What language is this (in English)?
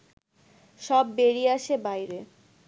Bangla